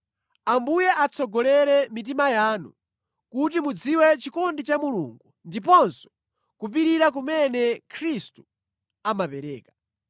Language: Nyanja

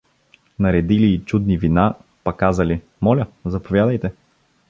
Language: Bulgarian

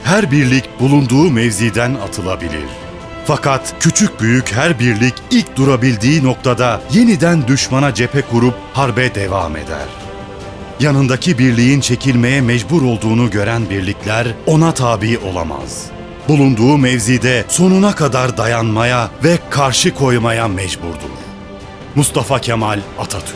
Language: Turkish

